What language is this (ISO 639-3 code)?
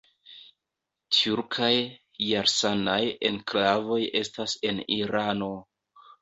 epo